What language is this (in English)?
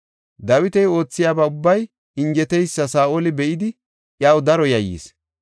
Gofa